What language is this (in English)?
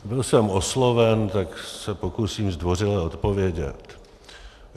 Czech